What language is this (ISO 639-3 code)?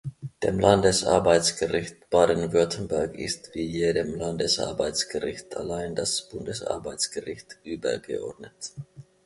deu